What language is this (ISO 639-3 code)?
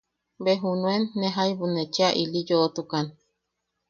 yaq